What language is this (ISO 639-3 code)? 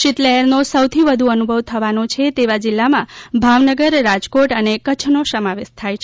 guj